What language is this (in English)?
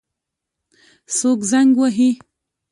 Pashto